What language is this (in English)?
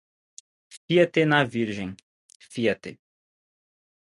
Portuguese